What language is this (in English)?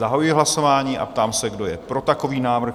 Czech